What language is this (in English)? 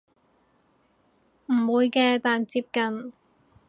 Cantonese